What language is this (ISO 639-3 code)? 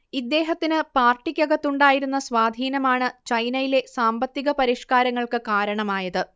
mal